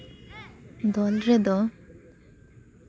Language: Santali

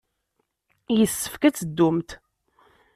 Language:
Kabyle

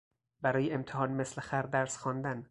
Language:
Persian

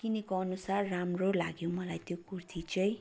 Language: Nepali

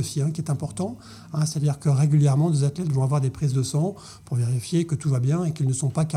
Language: French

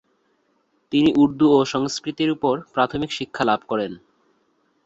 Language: Bangla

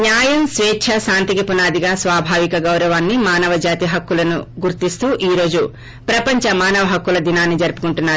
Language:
Telugu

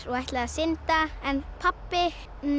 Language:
Icelandic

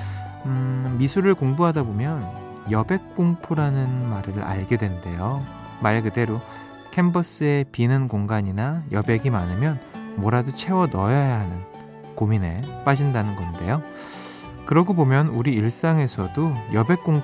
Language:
Korean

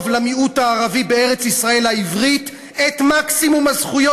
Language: Hebrew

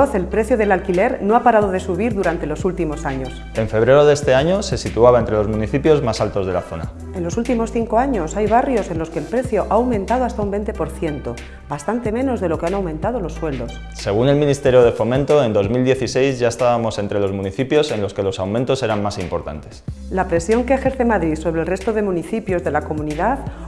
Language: Spanish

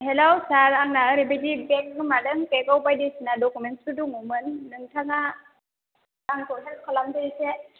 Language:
Bodo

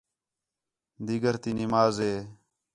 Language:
Khetrani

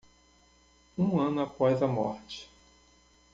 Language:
Portuguese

